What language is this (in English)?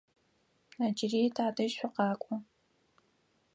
Adyghe